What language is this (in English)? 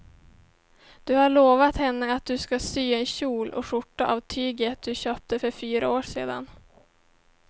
Swedish